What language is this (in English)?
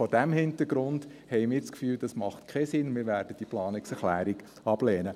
Swiss German